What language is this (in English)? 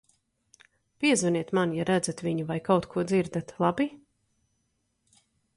Latvian